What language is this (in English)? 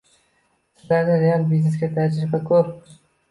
Uzbek